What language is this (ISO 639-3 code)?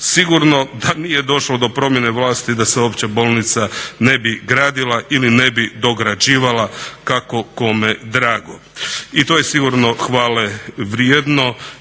hrv